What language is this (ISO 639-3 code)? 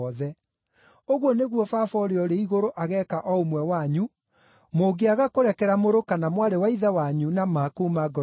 kik